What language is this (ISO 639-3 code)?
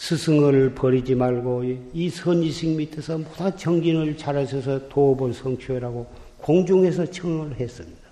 kor